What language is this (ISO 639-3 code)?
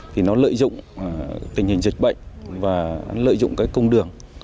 vie